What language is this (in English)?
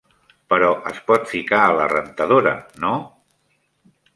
Catalan